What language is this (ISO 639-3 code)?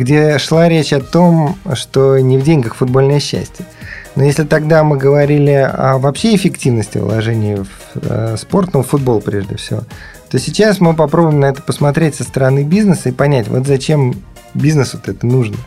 rus